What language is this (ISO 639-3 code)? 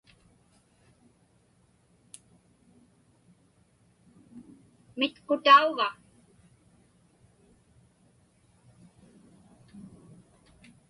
ipk